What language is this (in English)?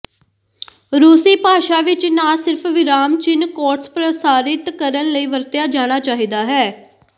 Punjabi